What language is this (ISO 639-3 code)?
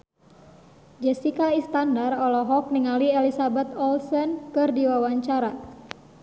sun